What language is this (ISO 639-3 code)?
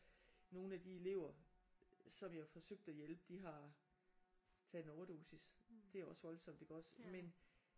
dan